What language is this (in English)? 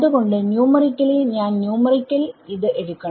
Malayalam